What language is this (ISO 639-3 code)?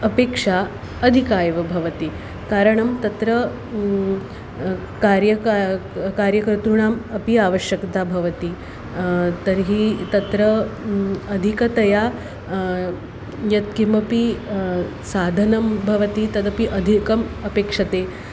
san